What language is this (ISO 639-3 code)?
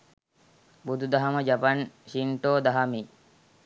sin